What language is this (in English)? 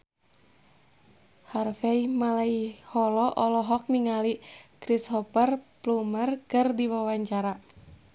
Sundanese